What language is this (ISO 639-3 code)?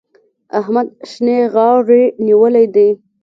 pus